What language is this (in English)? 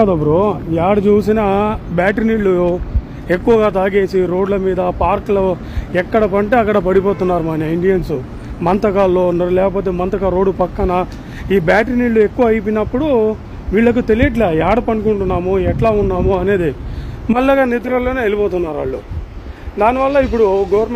Hindi